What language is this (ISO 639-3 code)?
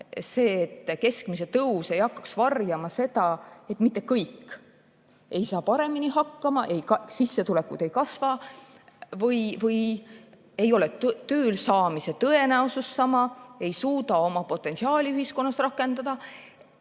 est